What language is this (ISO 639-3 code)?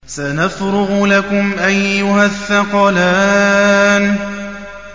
ara